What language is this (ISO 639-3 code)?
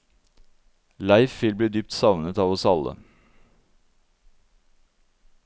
nor